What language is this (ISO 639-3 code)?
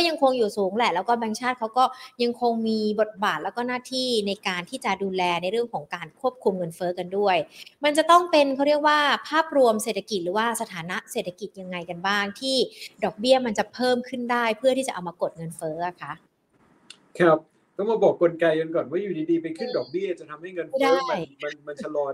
tha